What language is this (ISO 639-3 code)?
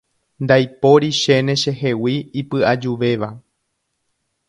grn